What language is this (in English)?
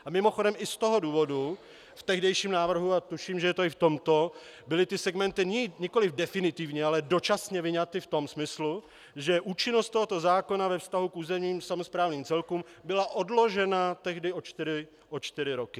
Czech